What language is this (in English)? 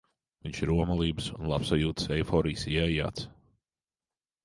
Latvian